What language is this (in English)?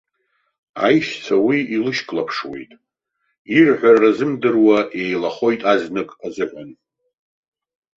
Abkhazian